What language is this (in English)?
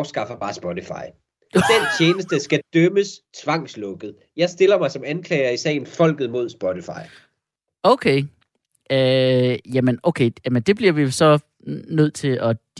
Danish